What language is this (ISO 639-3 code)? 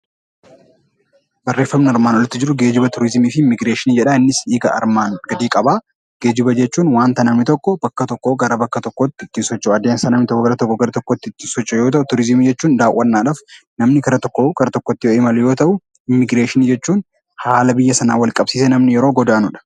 orm